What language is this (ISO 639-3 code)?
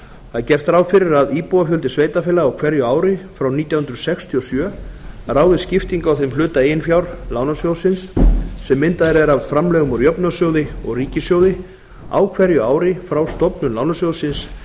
isl